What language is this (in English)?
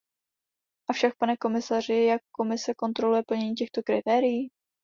Czech